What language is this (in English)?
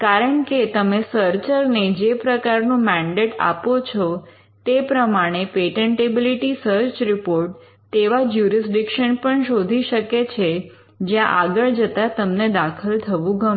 Gujarati